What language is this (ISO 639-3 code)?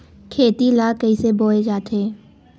hne